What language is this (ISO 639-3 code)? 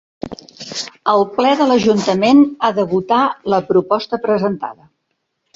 cat